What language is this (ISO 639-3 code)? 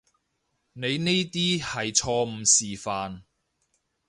yue